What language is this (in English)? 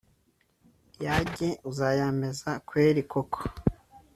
Kinyarwanda